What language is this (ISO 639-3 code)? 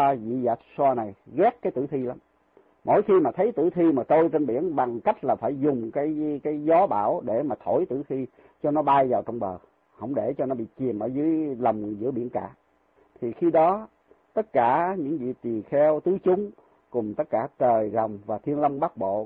vie